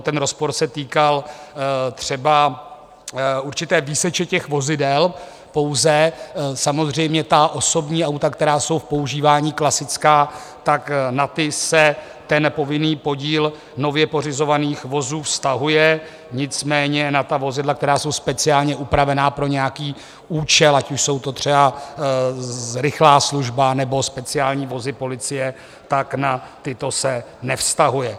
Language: Czech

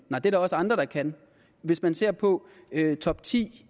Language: Danish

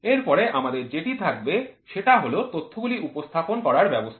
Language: Bangla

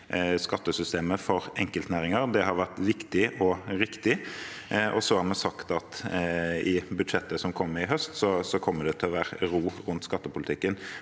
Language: Norwegian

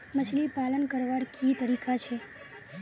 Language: Magahi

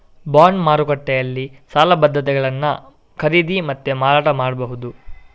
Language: Kannada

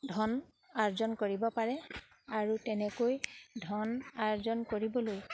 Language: Assamese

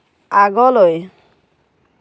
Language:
Assamese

